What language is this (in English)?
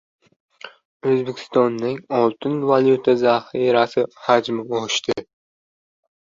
Uzbek